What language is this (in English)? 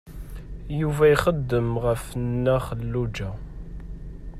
Kabyle